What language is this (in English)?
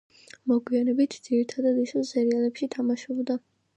Georgian